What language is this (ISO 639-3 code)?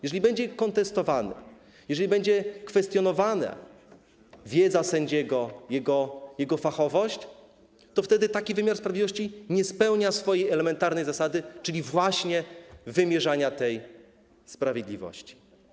pol